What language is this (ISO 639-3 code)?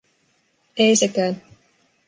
fin